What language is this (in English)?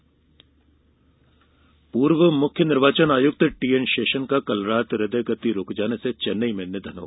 Hindi